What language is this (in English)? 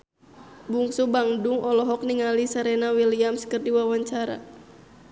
Sundanese